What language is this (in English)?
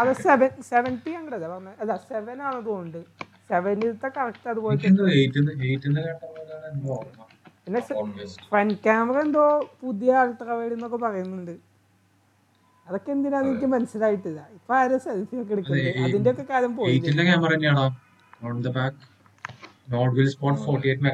Malayalam